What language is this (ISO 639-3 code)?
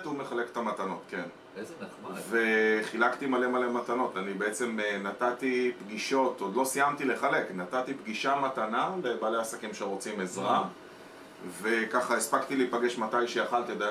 heb